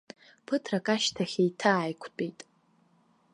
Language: Abkhazian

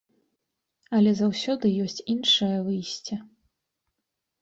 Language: Belarusian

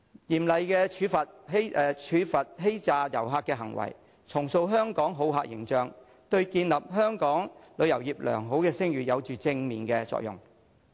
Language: Cantonese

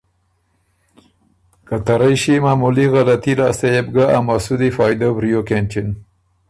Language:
Ormuri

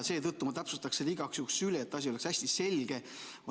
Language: Estonian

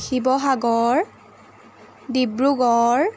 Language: Assamese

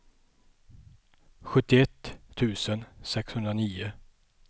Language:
Swedish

